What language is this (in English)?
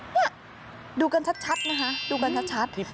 Thai